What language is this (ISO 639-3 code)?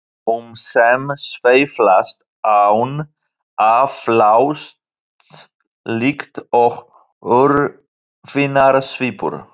isl